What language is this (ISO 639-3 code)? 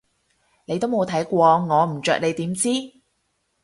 yue